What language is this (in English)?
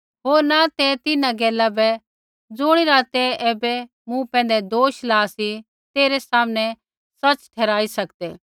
Kullu Pahari